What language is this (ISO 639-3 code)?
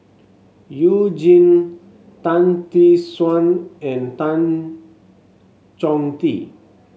eng